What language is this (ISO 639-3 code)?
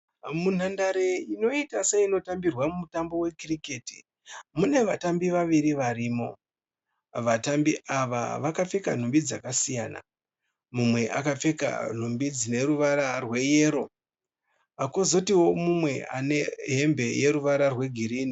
sna